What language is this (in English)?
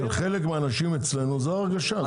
Hebrew